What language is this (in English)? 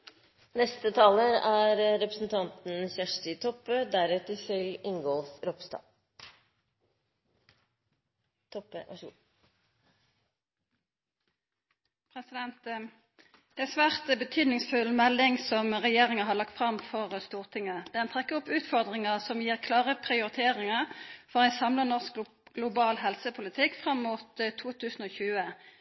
Norwegian